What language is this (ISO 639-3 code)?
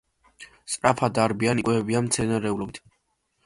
kat